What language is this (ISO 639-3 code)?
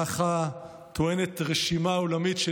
heb